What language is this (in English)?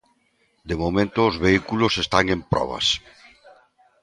Galician